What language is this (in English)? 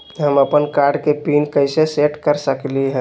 Magahi